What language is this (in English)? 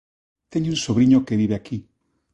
Galician